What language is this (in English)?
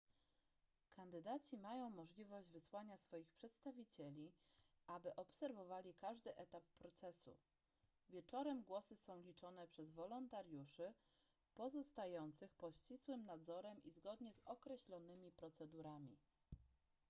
Polish